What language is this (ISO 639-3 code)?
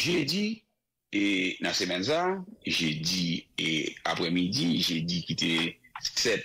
fra